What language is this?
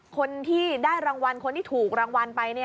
Thai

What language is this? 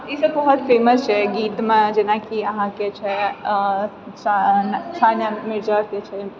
Maithili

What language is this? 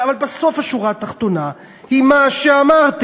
Hebrew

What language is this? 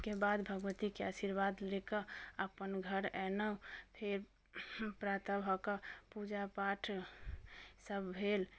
Maithili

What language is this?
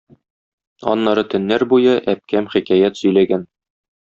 Tatar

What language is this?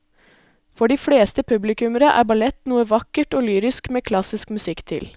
Norwegian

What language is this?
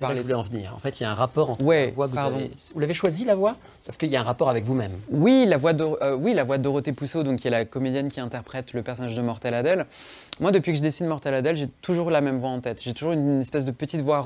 French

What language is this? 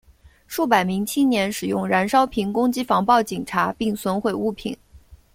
Chinese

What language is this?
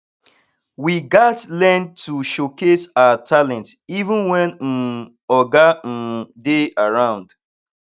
Nigerian Pidgin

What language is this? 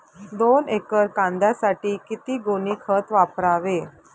Marathi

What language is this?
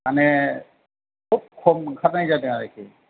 Bodo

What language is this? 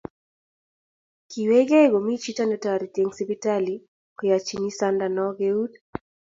Kalenjin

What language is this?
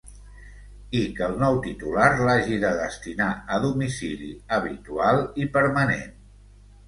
Catalan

